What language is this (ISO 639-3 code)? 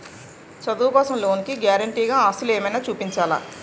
tel